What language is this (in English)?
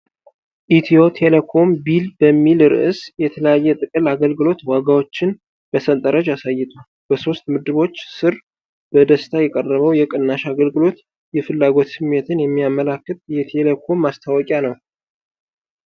Amharic